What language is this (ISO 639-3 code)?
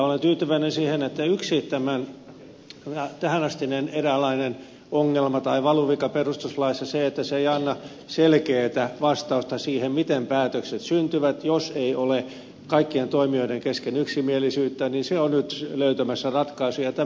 fin